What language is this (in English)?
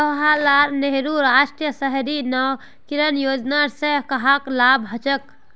Magahi